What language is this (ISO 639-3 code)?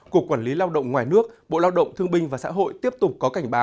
vie